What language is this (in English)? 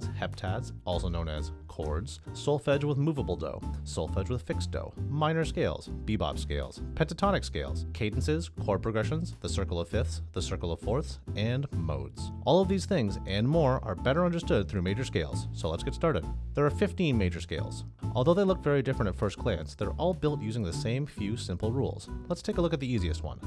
English